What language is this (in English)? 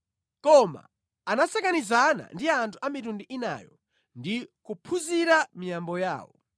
Nyanja